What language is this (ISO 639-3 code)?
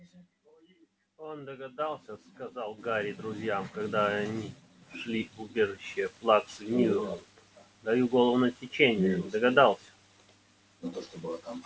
rus